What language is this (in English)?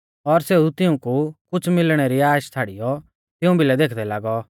Mahasu Pahari